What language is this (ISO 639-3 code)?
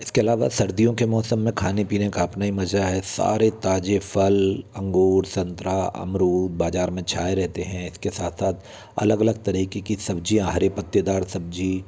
hin